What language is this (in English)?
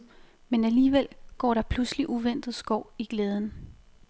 Danish